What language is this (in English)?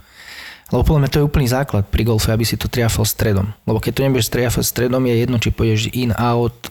Slovak